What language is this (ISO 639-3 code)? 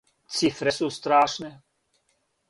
srp